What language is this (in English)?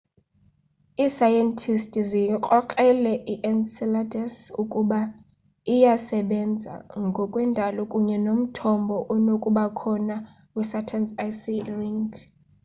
Xhosa